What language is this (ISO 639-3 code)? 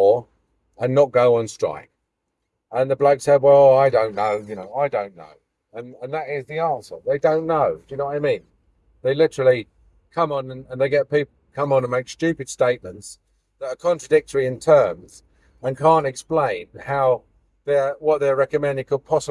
eng